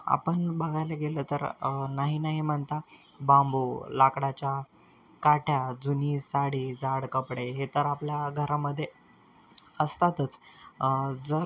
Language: Marathi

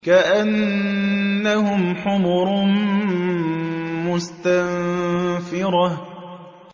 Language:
Arabic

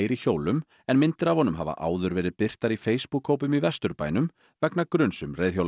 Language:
Icelandic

